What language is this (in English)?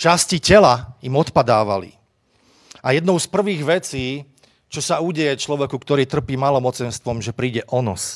Slovak